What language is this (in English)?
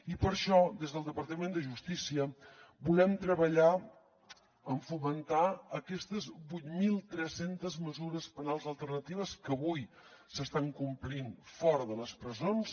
Catalan